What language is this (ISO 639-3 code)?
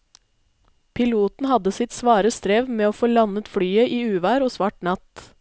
nor